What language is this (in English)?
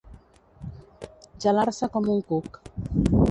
Catalan